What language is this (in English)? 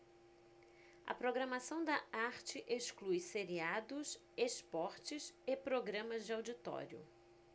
Portuguese